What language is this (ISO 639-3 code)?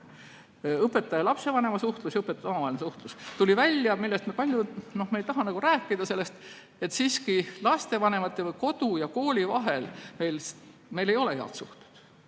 est